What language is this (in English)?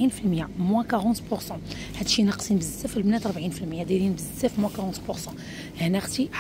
Arabic